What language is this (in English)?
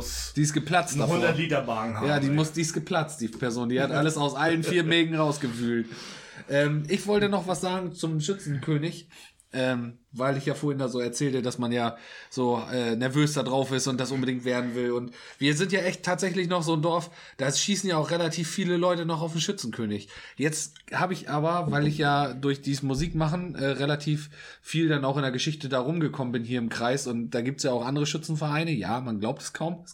German